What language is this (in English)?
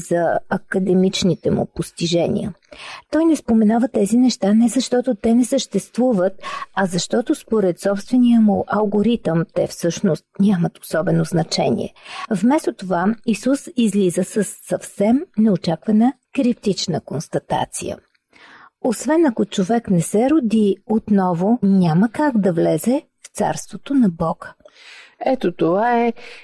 Bulgarian